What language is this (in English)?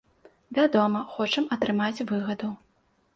Belarusian